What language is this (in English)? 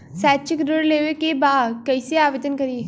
Bhojpuri